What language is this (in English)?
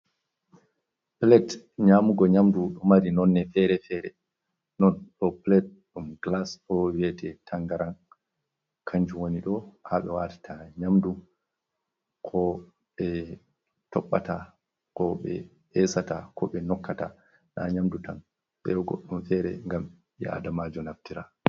Fula